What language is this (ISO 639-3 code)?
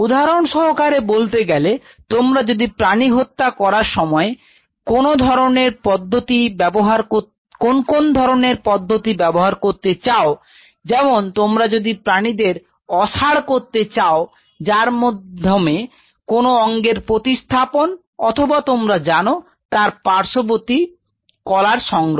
ben